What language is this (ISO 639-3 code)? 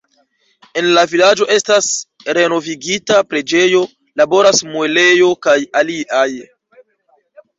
epo